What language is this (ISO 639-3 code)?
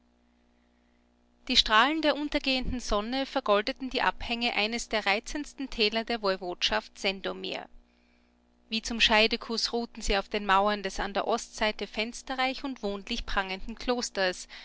deu